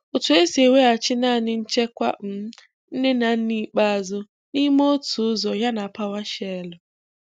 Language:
Igbo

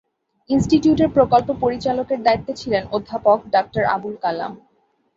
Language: Bangla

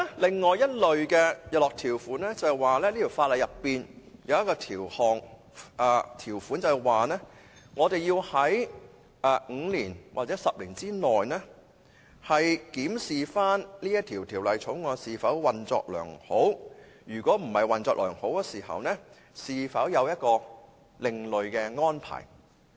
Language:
Cantonese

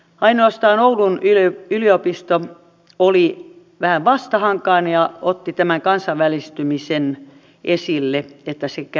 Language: Finnish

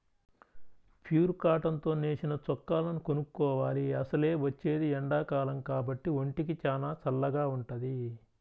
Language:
Telugu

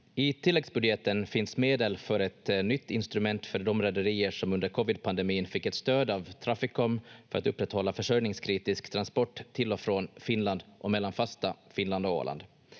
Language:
Finnish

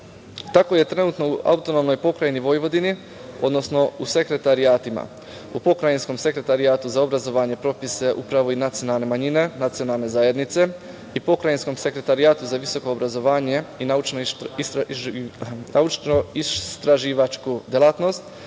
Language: Serbian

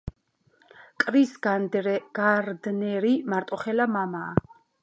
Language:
Georgian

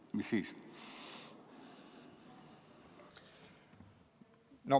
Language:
Estonian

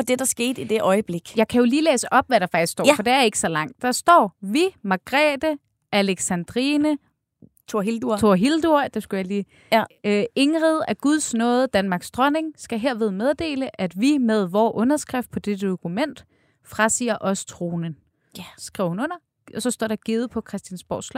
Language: Danish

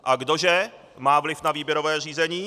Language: Czech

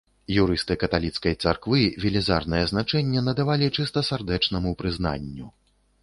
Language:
Belarusian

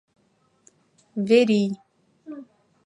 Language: Mari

